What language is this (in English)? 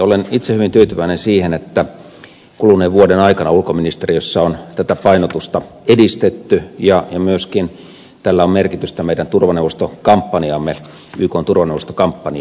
Finnish